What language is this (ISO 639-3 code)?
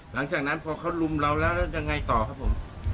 tha